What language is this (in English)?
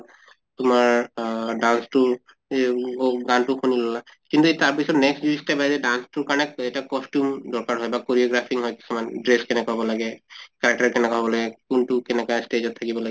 Assamese